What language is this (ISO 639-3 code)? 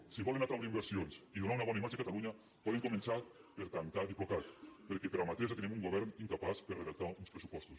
cat